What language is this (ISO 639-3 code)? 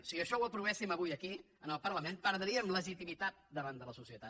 cat